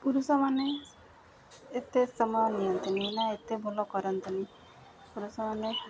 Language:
Odia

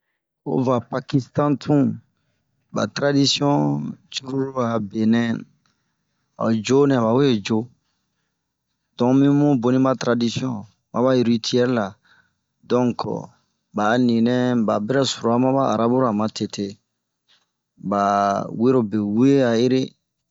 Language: Bomu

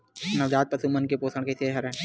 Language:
Chhattisgarhi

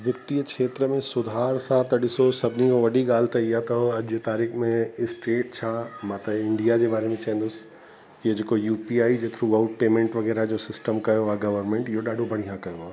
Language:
Sindhi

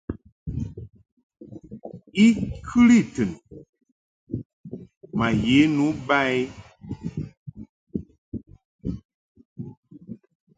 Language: Mungaka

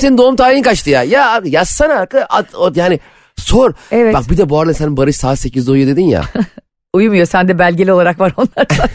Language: Turkish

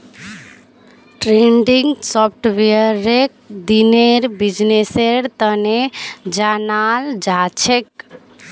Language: Magahi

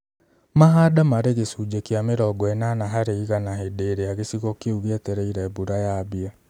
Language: Kikuyu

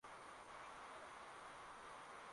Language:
Swahili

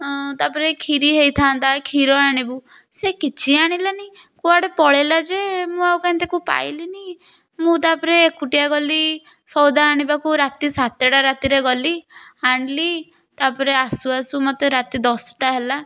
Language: Odia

